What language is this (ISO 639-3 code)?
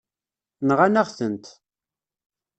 kab